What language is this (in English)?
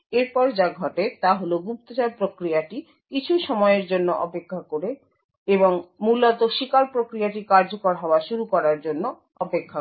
Bangla